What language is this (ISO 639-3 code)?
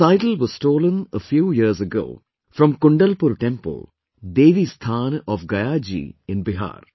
eng